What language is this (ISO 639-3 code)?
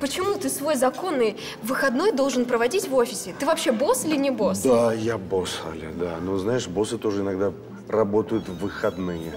rus